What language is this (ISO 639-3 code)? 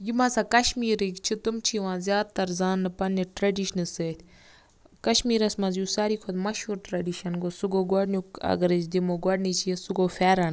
kas